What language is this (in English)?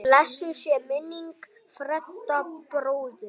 Icelandic